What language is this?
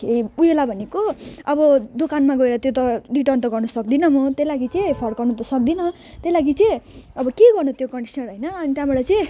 Nepali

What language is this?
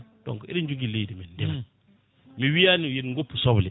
Fula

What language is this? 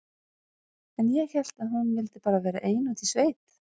Icelandic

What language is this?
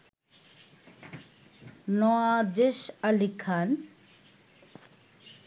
Bangla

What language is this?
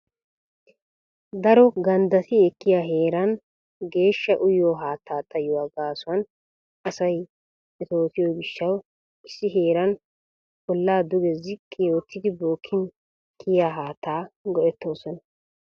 Wolaytta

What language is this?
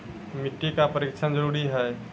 Maithili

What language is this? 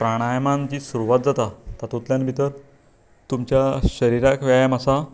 Konkani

